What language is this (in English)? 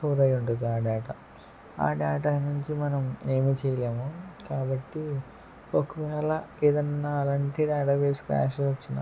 Telugu